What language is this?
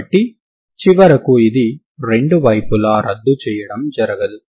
Telugu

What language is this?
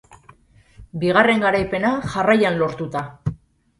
Basque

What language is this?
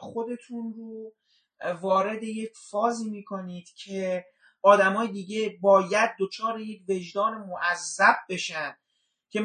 Persian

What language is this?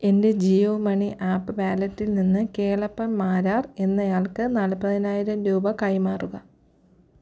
Malayalam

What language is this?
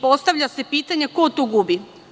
Serbian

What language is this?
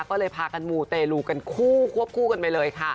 Thai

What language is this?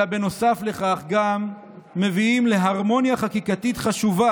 Hebrew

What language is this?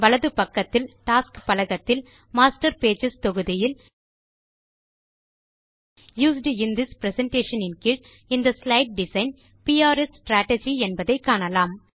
Tamil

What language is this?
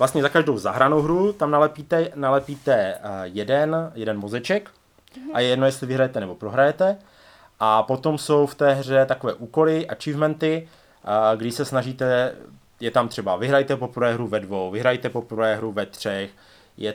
Czech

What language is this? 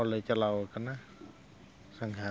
Santali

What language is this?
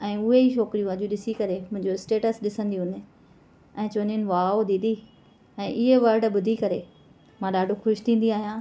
Sindhi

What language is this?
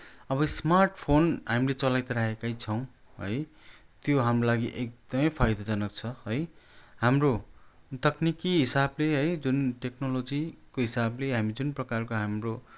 Nepali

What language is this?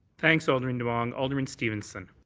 English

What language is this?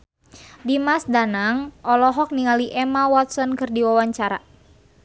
Sundanese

